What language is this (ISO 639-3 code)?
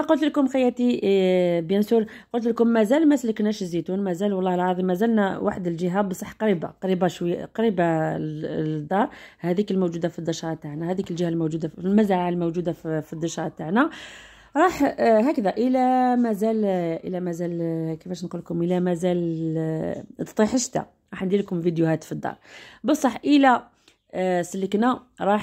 ara